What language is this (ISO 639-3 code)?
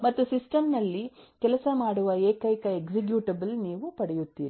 kan